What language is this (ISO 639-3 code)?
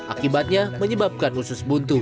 ind